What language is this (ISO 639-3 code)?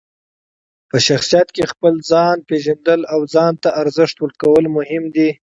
pus